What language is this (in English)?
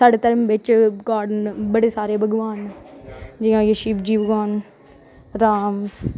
Dogri